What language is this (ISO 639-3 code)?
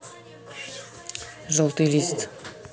rus